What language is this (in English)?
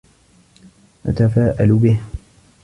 Arabic